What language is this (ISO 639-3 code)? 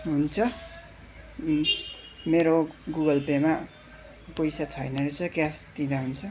nep